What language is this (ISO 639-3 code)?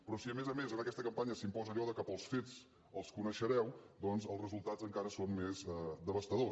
cat